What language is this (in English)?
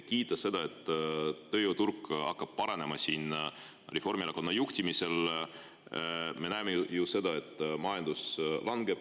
Estonian